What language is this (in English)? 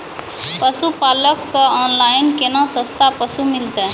Maithili